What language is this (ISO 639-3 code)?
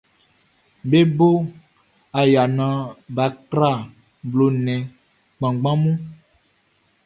bci